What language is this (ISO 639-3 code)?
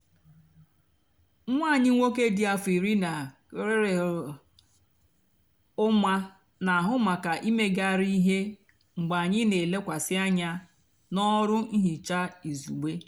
ibo